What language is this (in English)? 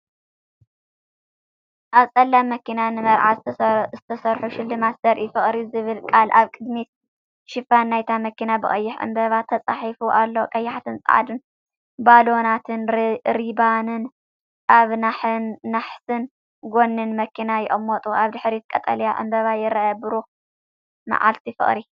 Tigrinya